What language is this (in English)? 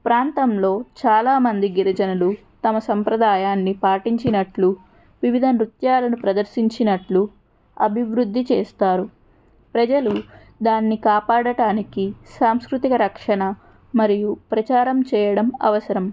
Telugu